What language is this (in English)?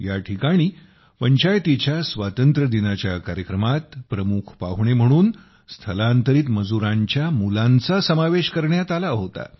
Marathi